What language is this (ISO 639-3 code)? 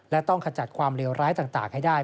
tha